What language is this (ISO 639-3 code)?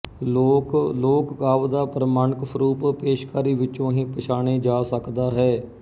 pan